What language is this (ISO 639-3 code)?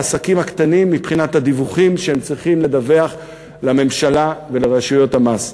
heb